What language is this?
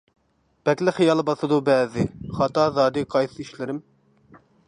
Uyghur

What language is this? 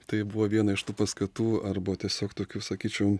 Lithuanian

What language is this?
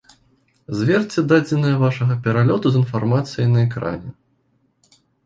Belarusian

